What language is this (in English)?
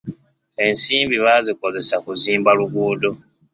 Ganda